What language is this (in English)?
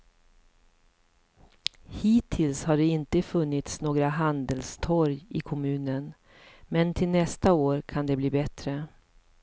Swedish